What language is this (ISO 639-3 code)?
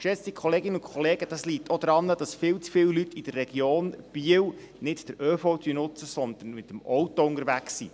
gsw